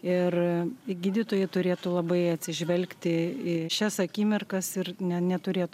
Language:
Lithuanian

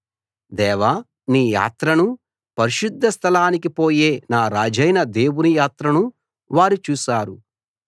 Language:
Telugu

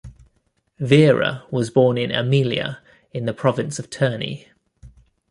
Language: English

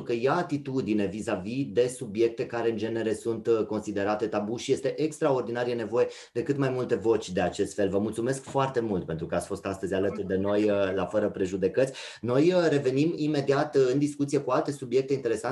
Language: Romanian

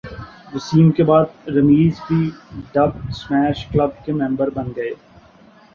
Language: Urdu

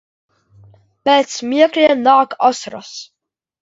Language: Latvian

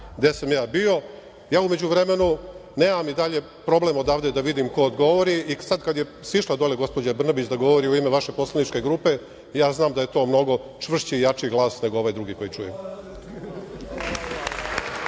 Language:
Serbian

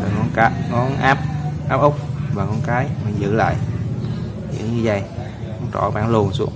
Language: Vietnamese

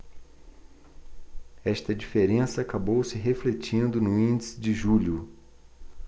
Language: Portuguese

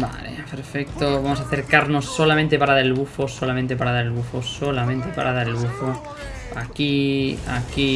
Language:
Spanish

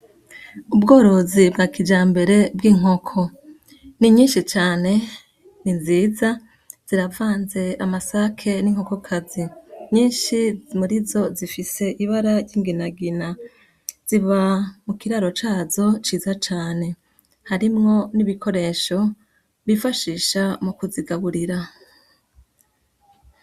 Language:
Rundi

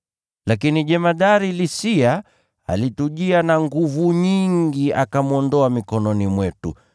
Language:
Swahili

